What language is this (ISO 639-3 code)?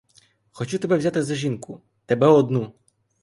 ukr